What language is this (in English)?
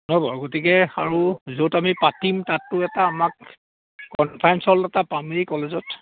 Assamese